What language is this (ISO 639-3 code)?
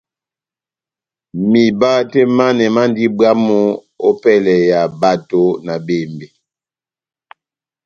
bnm